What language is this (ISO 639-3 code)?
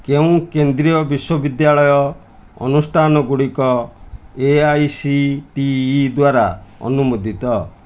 ori